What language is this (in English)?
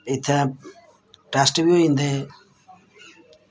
Dogri